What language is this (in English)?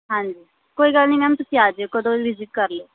Punjabi